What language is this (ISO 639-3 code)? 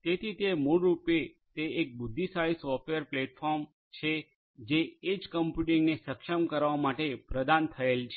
guj